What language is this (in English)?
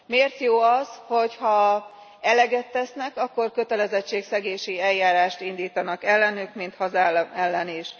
Hungarian